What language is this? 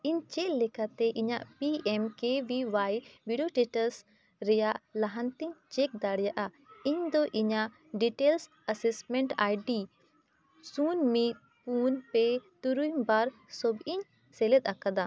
Santali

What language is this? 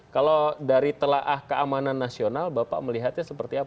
Indonesian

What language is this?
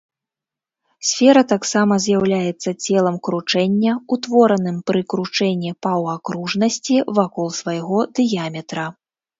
Belarusian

